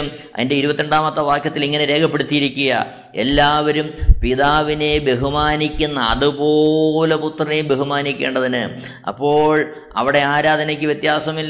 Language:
Malayalam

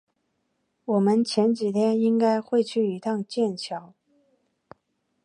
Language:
Chinese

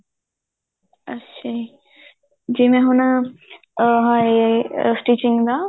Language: Punjabi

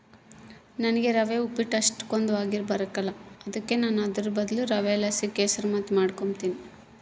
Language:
Kannada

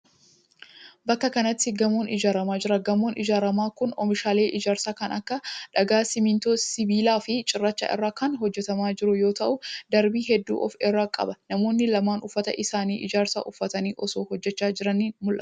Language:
Oromo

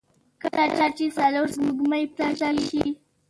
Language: Pashto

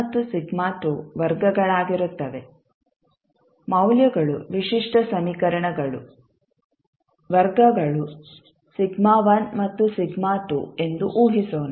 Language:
Kannada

